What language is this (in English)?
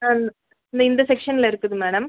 Tamil